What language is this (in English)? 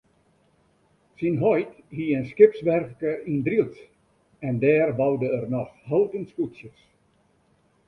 Western Frisian